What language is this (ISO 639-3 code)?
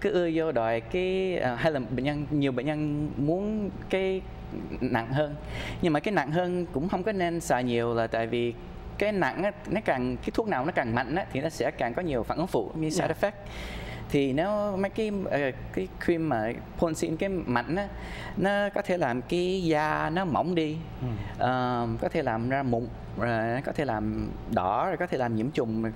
vie